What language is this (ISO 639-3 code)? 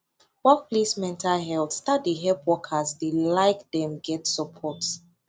pcm